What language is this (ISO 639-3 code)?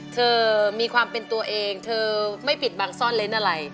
tha